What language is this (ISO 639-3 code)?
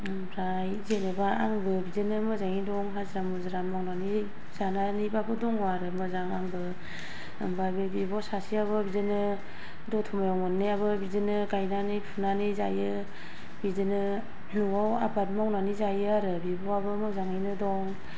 brx